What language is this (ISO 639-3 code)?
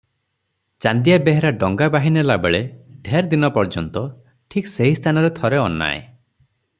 ori